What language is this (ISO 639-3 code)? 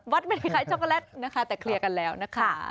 tha